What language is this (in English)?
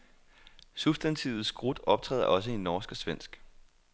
Danish